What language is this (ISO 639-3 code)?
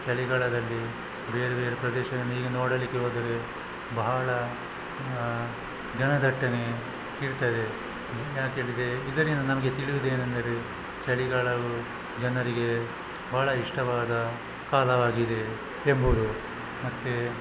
kan